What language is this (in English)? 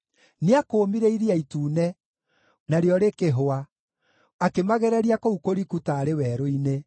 Kikuyu